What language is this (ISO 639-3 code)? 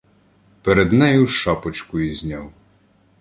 ukr